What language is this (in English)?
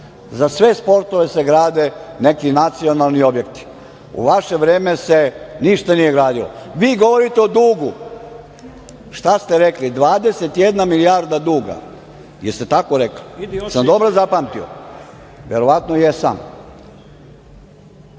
Serbian